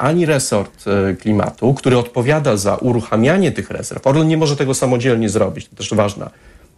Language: Polish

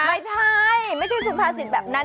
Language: Thai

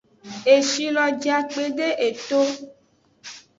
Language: Aja (Benin)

